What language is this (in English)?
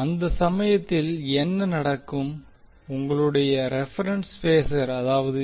Tamil